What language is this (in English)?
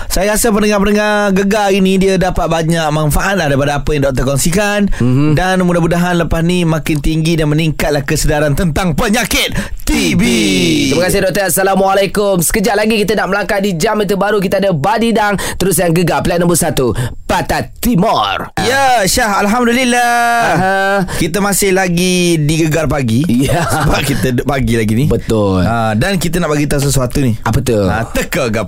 Malay